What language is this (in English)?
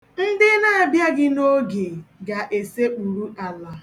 Igbo